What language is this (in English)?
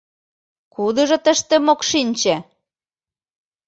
Mari